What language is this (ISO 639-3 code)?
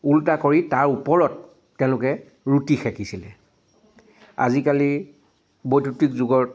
asm